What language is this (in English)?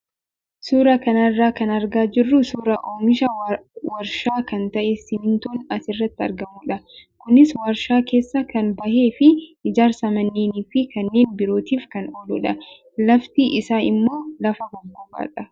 Oromo